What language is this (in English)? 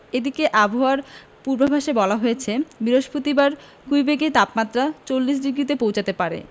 Bangla